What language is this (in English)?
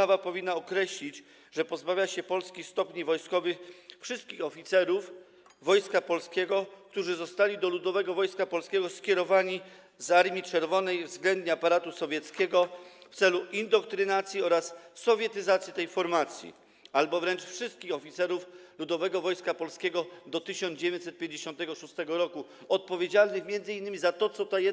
Polish